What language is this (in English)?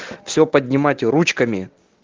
Russian